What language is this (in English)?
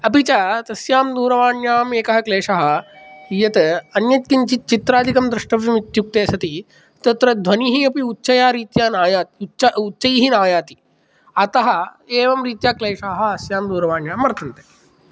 Sanskrit